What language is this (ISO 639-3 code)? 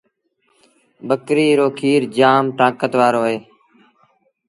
sbn